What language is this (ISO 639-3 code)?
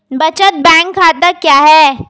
hin